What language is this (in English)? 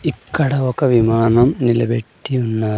Telugu